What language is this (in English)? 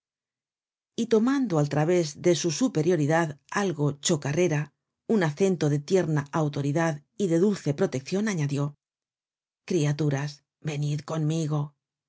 Spanish